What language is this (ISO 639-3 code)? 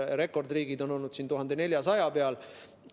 est